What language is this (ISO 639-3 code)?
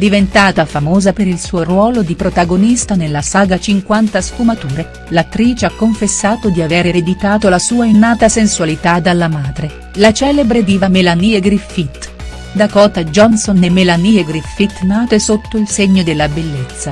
ita